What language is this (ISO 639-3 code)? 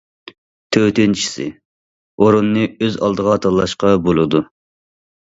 uig